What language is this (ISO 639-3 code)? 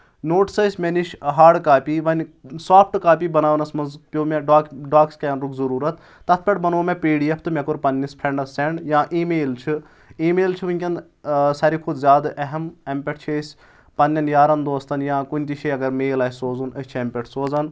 kas